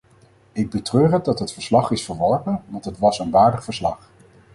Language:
Dutch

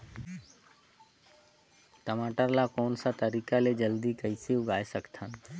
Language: Chhattisgarhi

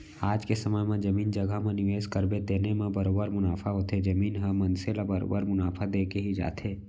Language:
Chhattisgarhi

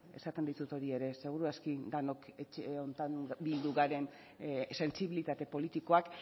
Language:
Basque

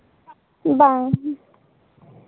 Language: Santali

